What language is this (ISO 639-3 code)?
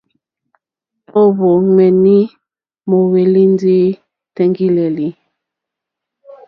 bri